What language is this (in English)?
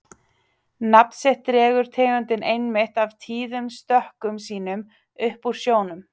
Icelandic